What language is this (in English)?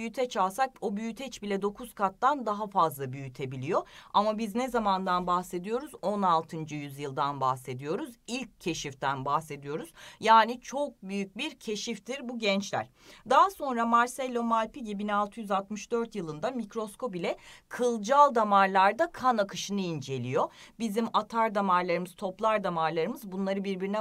Turkish